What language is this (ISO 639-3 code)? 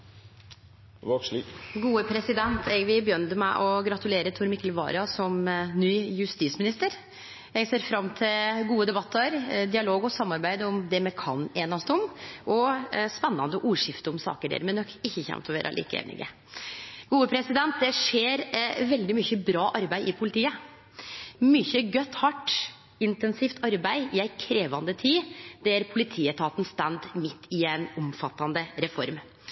nno